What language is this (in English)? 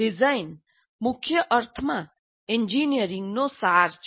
Gujarati